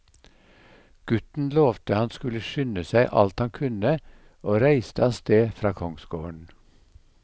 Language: Norwegian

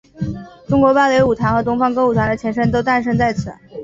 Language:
Chinese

